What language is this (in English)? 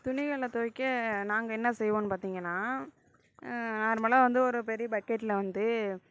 Tamil